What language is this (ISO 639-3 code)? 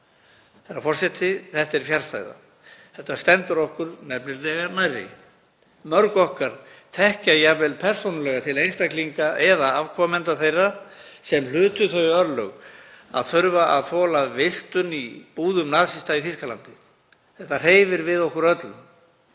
isl